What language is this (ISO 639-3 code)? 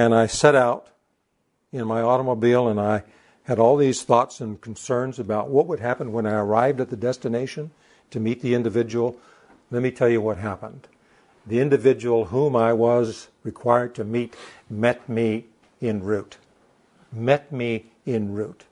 eng